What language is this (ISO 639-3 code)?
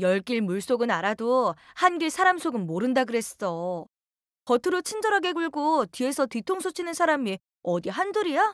kor